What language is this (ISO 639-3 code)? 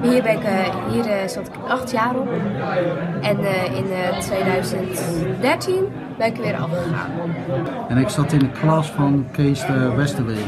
nld